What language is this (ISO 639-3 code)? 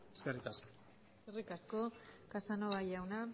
eus